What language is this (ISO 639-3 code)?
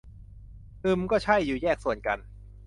tha